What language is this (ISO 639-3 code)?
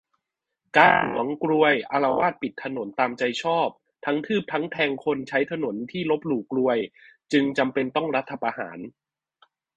tha